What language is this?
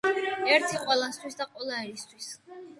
Georgian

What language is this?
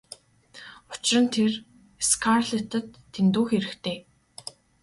Mongolian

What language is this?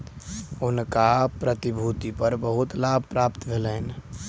Maithili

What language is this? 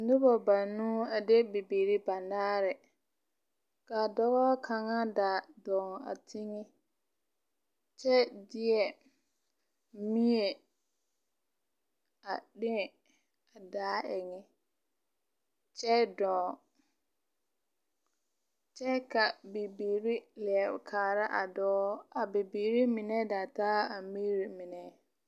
Southern Dagaare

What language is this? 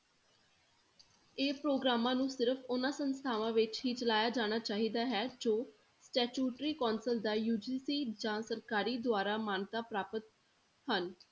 Punjabi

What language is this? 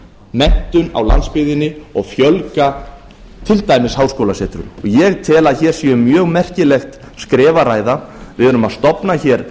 Icelandic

